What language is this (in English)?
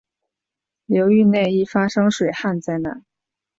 Chinese